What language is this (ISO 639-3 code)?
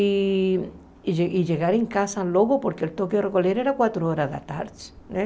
por